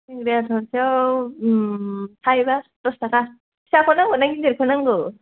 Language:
Bodo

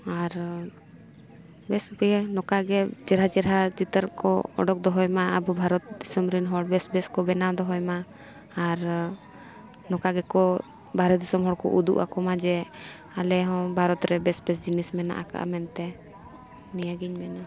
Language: Santali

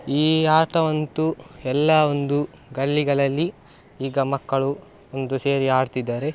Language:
Kannada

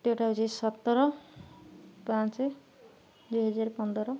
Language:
Odia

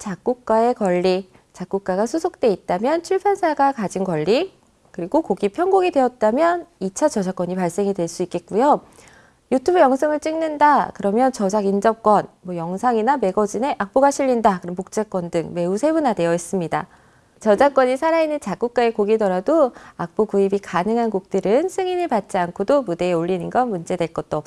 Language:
Korean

